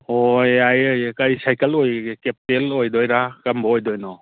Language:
Manipuri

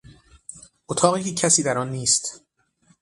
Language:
Persian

